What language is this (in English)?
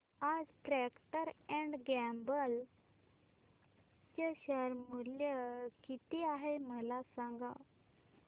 Marathi